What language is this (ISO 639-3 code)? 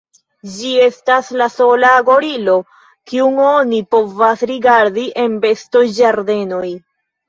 epo